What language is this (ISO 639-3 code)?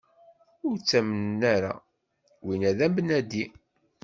kab